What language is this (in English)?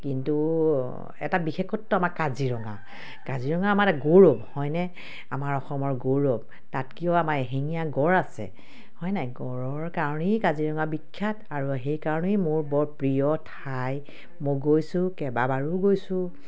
Assamese